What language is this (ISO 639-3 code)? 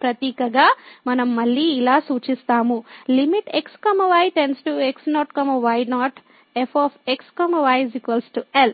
tel